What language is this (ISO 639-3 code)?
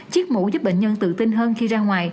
vie